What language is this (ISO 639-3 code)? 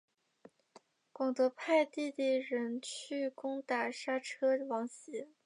zho